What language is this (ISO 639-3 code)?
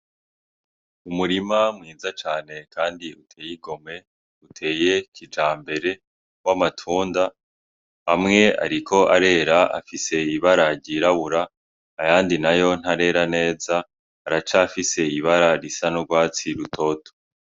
run